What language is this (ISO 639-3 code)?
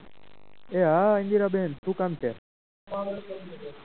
guj